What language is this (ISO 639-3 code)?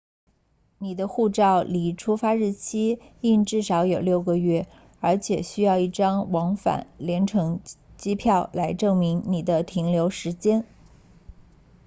zho